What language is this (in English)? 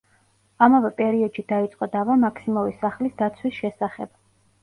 Georgian